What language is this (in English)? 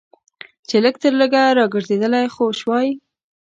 Pashto